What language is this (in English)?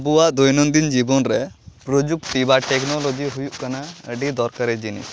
Santali